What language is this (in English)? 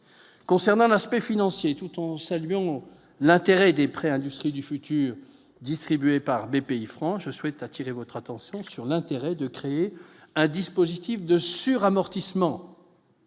French